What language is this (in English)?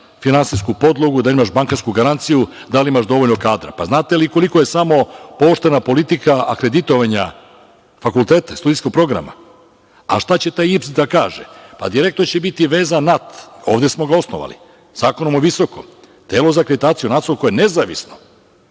Serbian